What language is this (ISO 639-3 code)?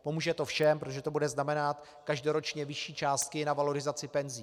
ces